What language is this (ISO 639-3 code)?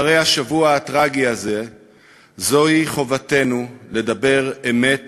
heb